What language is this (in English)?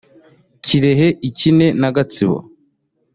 Kinyarwanda